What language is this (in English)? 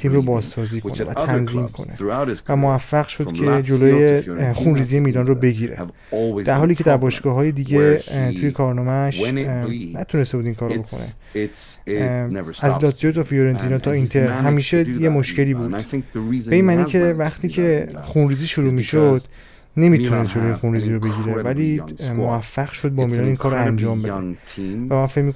Persian